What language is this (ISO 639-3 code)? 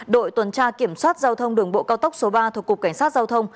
vie